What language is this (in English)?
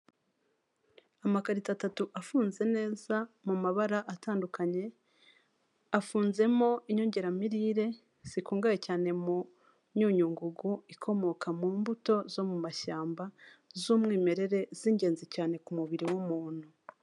Kinyarwanda